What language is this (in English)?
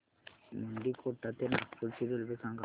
Marathi